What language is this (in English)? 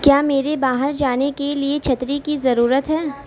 Urdu